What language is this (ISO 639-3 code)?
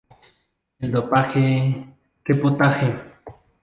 spa